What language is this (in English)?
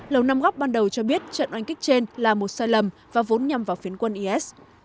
Vietnamese